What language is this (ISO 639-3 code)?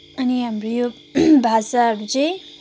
nep